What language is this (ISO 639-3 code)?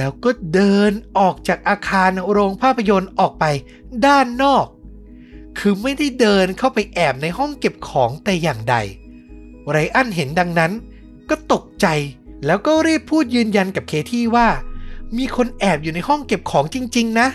tha